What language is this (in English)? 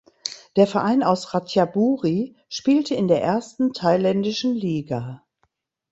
German